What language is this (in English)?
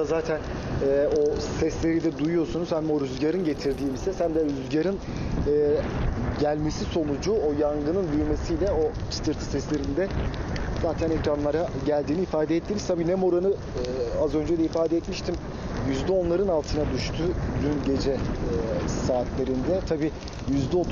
Turkish